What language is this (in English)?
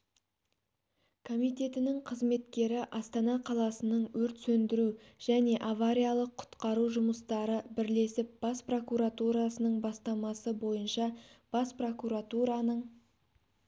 Kazakh